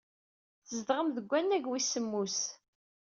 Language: Kabyle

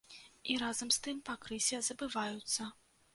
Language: Belarusian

